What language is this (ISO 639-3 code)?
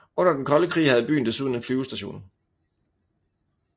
dan